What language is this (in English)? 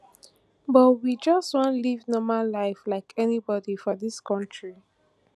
Nigerian Pidgin